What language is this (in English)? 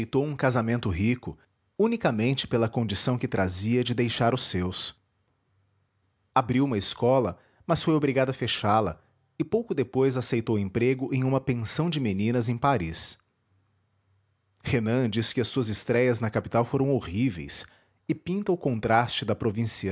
Portuguese